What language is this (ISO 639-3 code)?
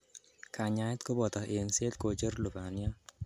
kln